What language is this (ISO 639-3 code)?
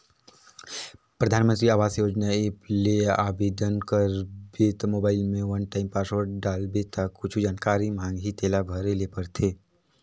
hne